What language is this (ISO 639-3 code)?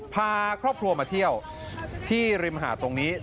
tha